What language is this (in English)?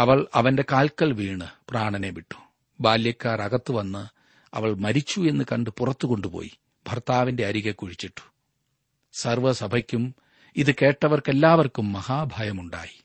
Malayalam